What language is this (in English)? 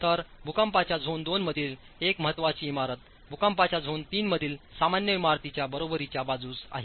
Marathi